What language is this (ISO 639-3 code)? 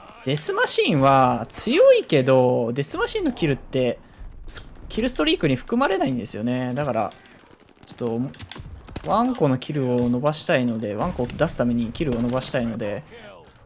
jpn